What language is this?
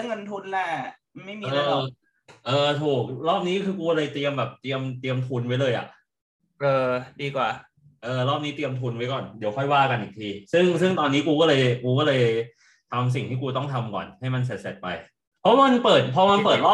Thai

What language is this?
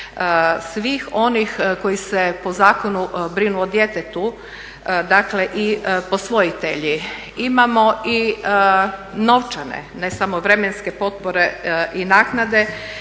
Croatian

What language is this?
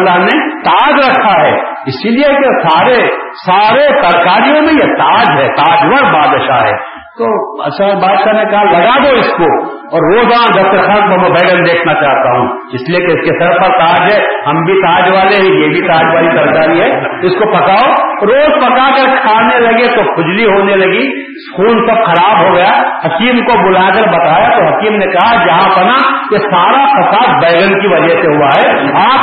Urdu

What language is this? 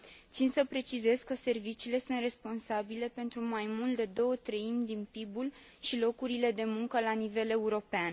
Romanian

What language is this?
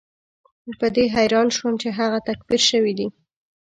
Pashto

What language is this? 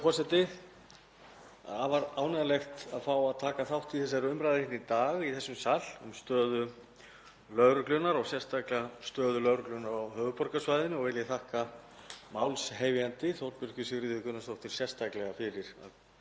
Icelandic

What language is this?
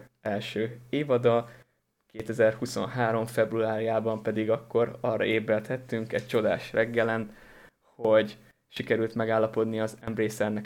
Hungarian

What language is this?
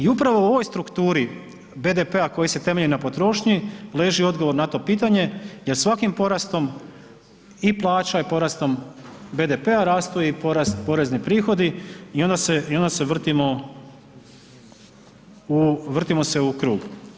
Croatian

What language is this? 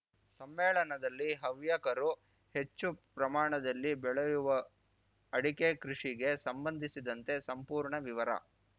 Kannada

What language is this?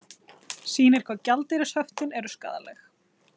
Icelandic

